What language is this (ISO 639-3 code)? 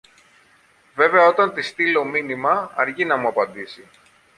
ell